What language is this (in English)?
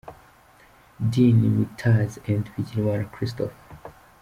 Kinyarwanda